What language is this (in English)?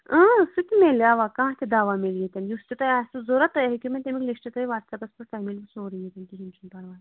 Kashmiri